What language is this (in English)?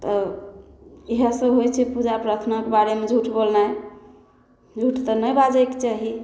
Maithili